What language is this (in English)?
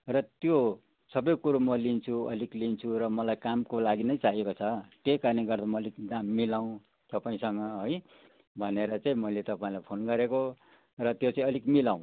Nepali